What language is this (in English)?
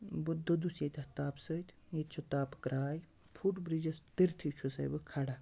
Kashmiri